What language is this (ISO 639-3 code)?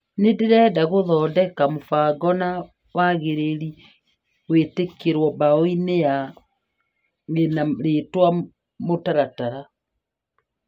kik